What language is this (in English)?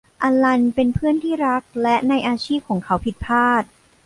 Thai